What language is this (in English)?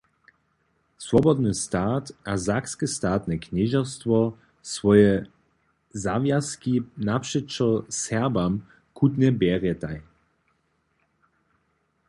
Upper Sorbian